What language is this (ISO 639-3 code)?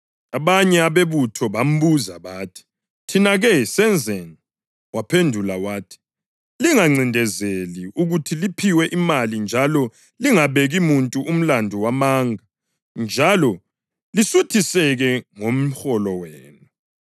nde